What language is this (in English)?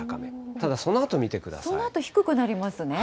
Japanese